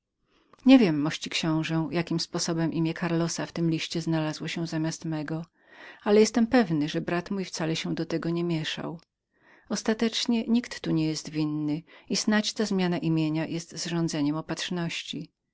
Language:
Polish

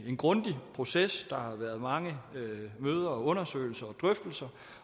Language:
Danish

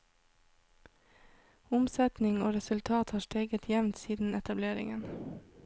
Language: Norwegian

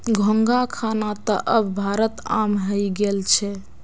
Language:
Magahi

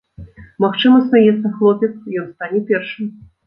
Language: Belarusian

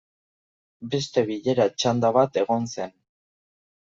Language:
Basque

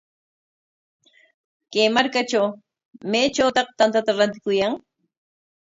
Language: Corongo Ancash Quechua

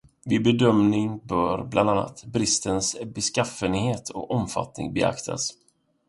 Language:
Swedish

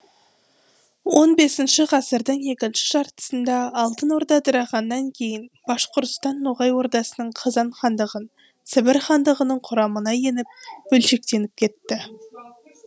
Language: Kazakh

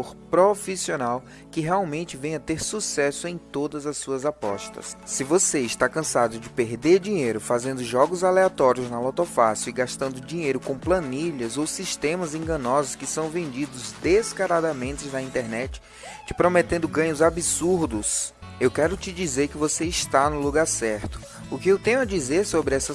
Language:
Portuguese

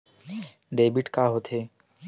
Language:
Chhattisgarhi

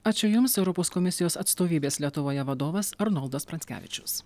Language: Lithuanian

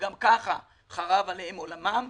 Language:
Hebrew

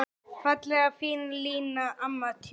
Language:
Icelandic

